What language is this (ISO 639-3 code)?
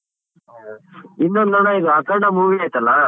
kan